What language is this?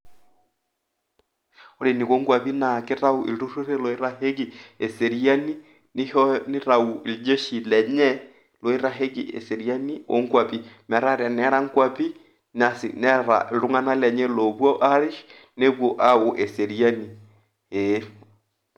Masai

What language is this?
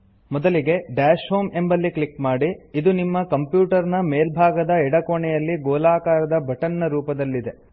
Kannada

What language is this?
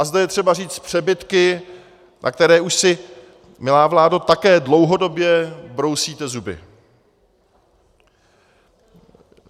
Czech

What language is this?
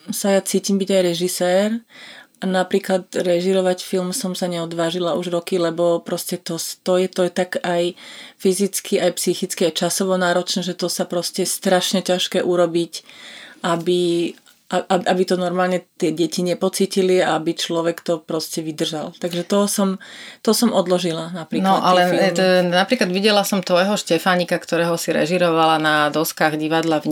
Slovak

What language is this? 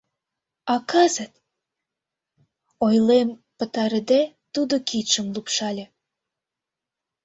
Mari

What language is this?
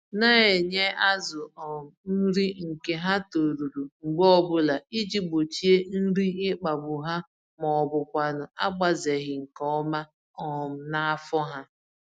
Igbo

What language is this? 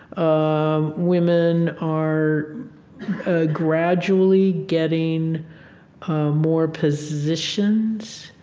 English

